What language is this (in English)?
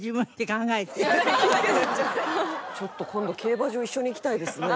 Japanese